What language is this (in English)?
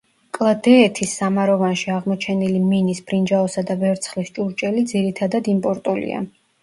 Georgian